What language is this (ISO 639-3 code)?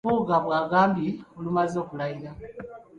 lug